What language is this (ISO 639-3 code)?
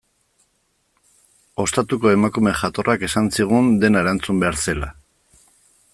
eus